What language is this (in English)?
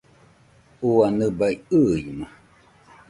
Nüpode Huitoto